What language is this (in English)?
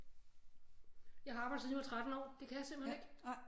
Danish